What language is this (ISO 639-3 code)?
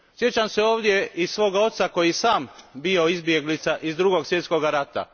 hrv